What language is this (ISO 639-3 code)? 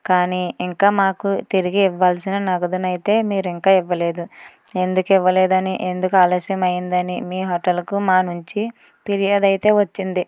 tel